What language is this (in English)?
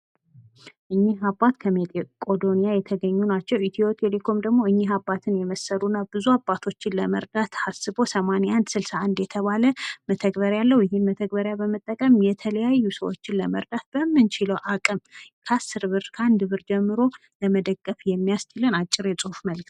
Amharic